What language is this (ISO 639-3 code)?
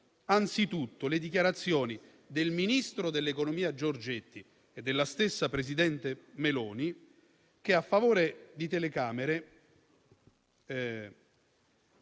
ita